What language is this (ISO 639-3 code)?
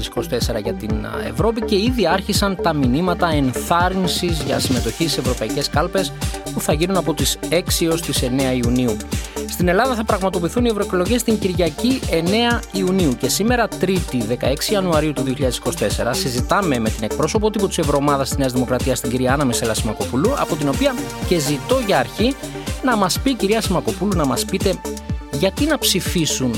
ell